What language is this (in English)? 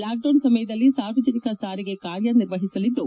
Kannada